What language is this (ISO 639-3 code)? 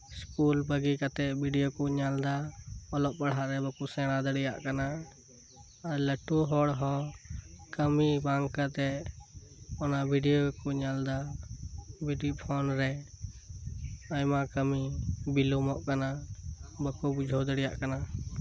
sat